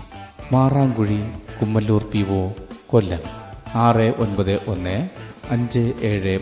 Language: Malayalam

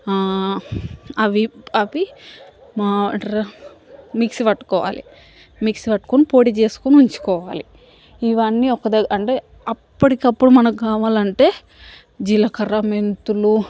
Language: Telugu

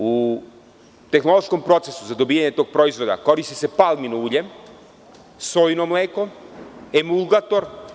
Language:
Serbian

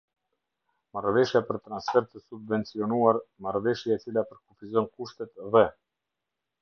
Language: Albanian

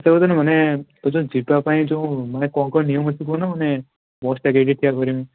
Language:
Odia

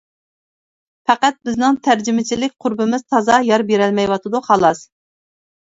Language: Uyghur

